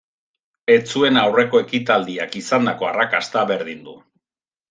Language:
Basque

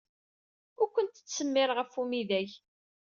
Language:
Kabyle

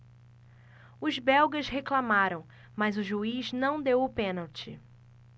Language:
Portuguese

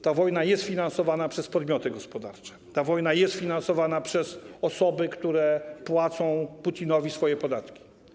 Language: Polish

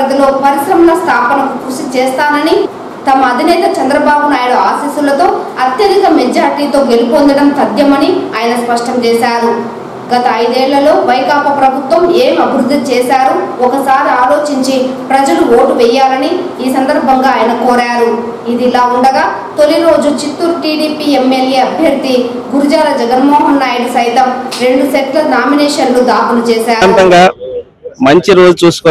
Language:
Telugu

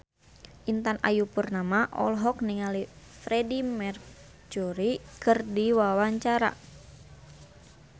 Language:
Sundanese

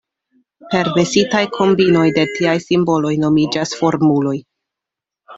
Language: Esperanto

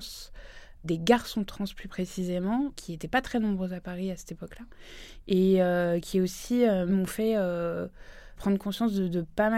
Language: French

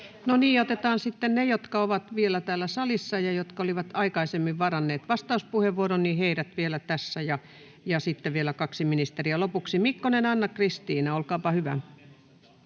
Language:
Finnish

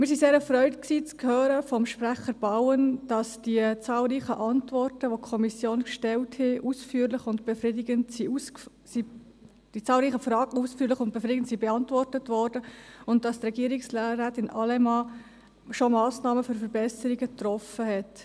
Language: Swiss German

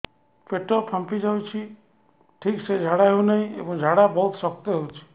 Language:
Odia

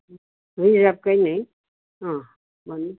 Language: Nepali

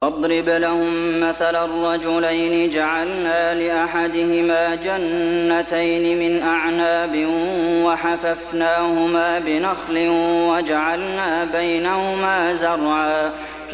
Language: Arabic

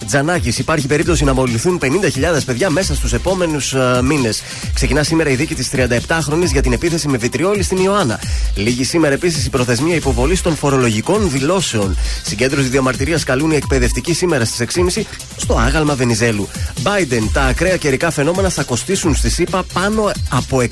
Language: Greek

